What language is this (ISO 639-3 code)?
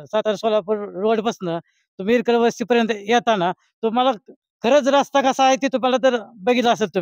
mar